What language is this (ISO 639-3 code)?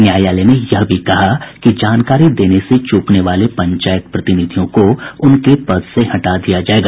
hin